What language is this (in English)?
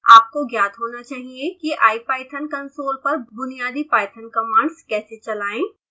Hindi